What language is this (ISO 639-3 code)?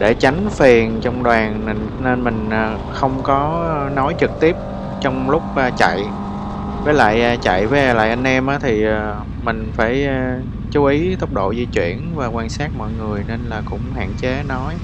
vie